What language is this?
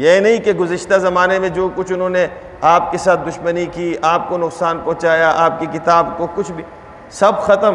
Urdu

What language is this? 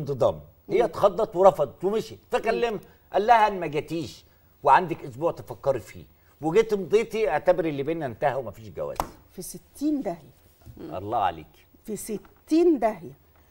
Arabic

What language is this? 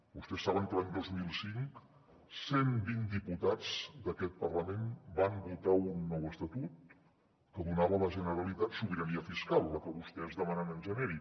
Catalan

